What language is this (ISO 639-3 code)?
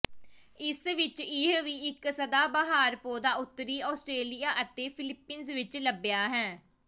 pan